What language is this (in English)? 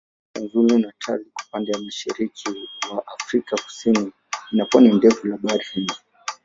Swahili